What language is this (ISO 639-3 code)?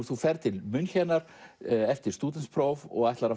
isl